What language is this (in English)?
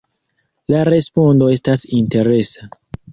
Esperanto